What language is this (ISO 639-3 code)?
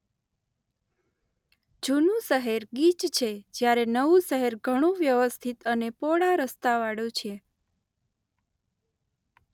guj